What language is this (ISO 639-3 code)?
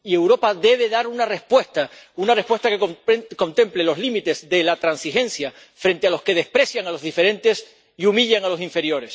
spa